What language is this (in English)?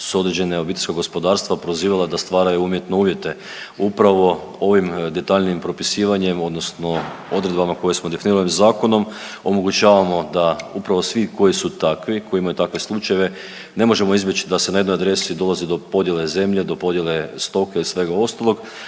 Croatian